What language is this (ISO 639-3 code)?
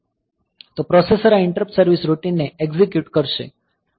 guj